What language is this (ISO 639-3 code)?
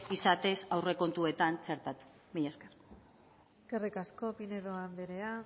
eus